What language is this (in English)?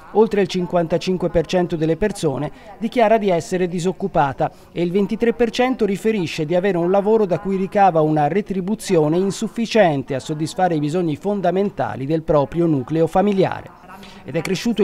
Italian